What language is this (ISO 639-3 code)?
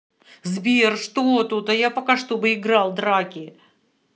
rus